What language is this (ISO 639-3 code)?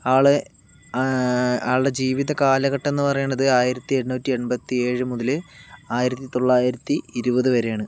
mal